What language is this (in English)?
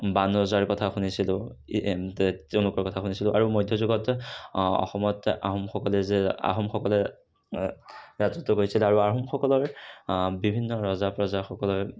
Assamese